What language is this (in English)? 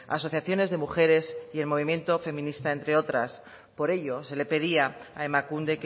Spanish